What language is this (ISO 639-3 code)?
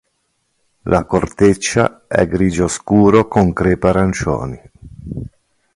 ita